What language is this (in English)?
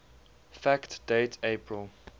English